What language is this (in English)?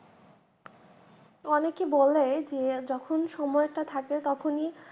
Bangla